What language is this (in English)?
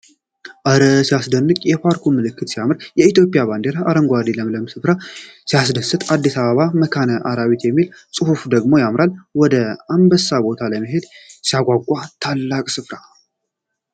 Amharic